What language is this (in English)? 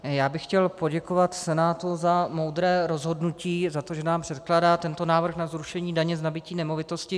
Czech